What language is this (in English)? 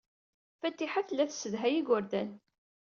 Kabyle